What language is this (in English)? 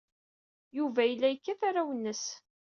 Kabyle